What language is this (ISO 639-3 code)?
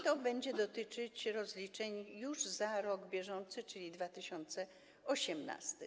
pol